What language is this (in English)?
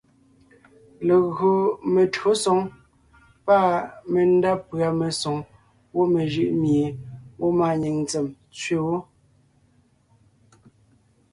Ngiemboon